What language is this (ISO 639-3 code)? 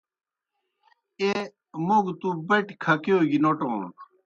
plk